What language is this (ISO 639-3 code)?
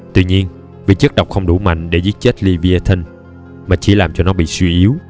vie